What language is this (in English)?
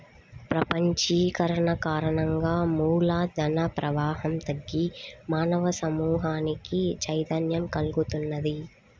Telugu